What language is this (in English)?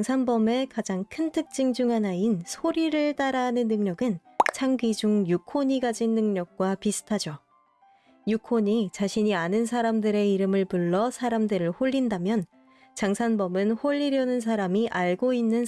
Korean